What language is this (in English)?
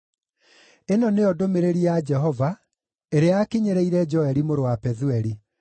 Kikuyu